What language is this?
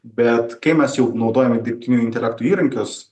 Lithuanian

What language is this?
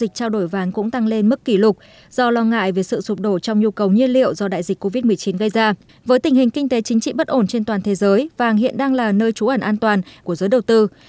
Vietnamese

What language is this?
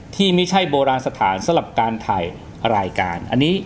Thai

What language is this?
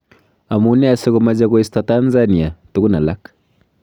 Kalenjin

